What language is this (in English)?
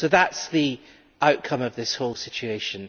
English